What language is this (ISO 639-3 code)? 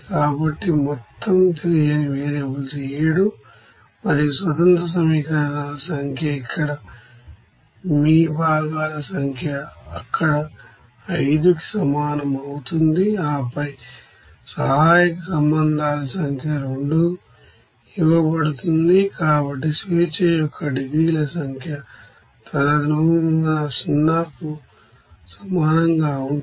tel